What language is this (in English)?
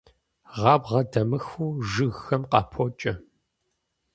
Kabardian